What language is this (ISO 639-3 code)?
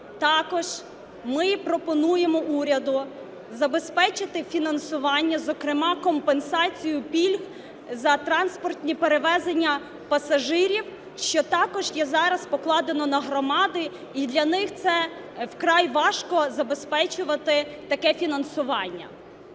ukr